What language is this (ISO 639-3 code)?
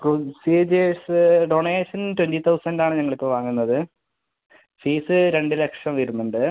mal